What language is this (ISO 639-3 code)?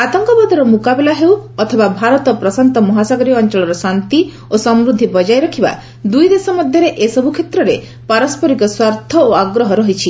ori